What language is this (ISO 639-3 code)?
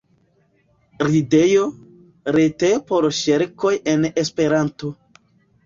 epo